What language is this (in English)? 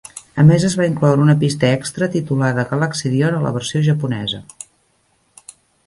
Catalan